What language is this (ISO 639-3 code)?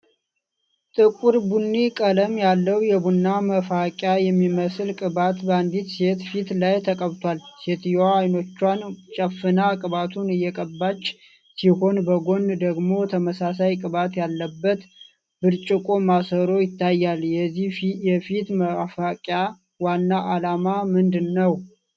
amh